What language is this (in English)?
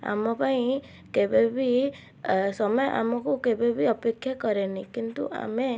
Odia